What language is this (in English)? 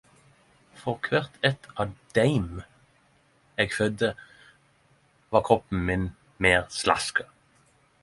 Norwegian Nynorsk